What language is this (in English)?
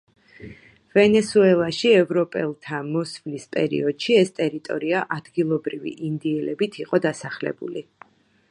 Georgian